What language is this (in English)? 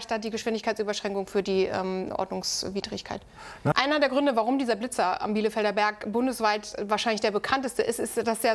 German